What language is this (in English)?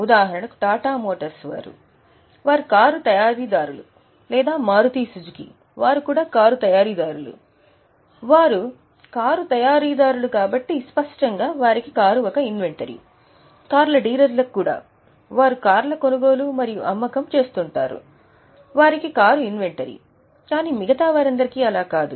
Telugu